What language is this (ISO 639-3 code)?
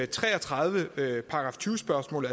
dan